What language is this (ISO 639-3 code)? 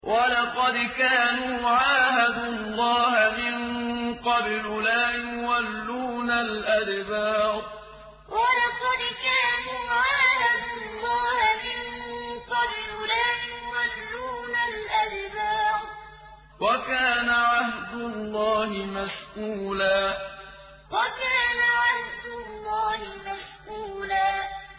ara